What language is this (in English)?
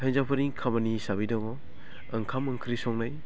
Bodo